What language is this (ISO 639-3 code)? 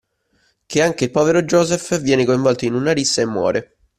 ita